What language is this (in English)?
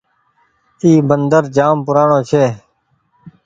Goaria